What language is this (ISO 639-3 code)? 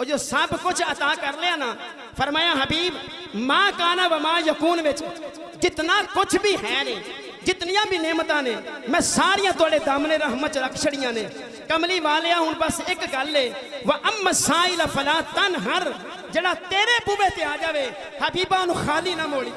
urd